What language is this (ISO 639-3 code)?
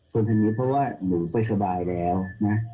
tha